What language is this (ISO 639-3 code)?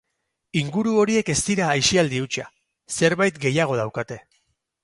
eus